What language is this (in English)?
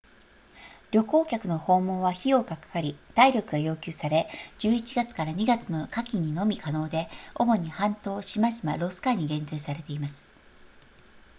Japanese